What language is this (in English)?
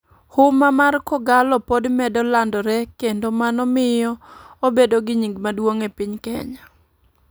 Luo (Kenya and Tanzania)